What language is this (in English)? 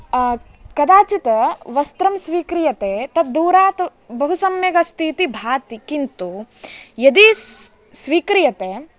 Sanskrit